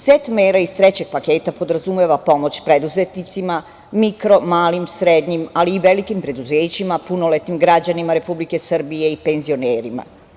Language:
Serbian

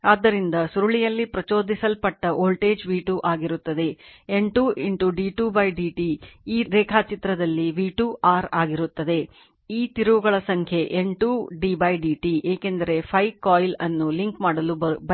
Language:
Kannada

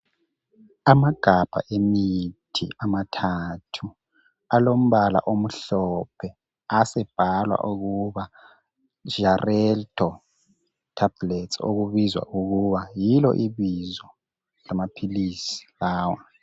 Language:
North Ndebele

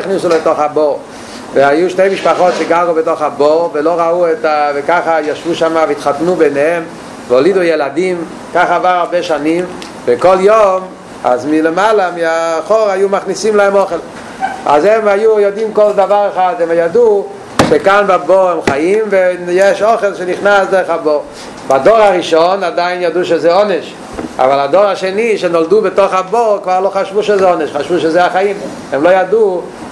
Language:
Hebrew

